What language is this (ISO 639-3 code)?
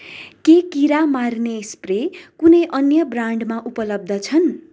nep